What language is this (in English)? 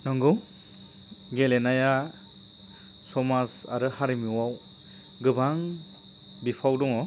Bodo